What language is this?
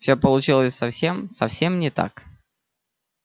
Russian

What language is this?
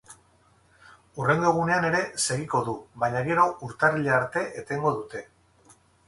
Basque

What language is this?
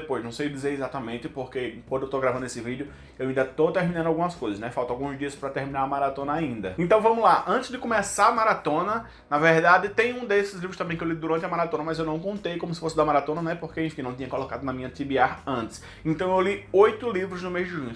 Portuguese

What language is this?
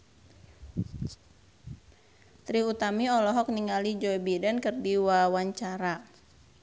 Sundanese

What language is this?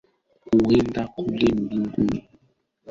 Swahili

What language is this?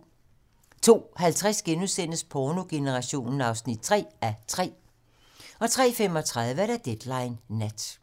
Danish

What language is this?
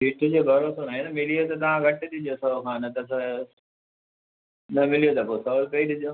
Sindhi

